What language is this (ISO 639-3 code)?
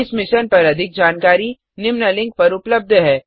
hin